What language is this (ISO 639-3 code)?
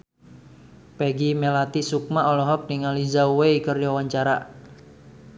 sun